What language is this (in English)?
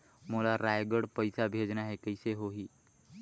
Chhattisgarhi